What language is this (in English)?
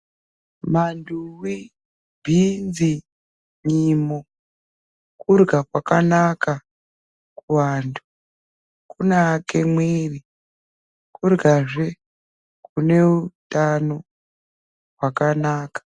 Ndau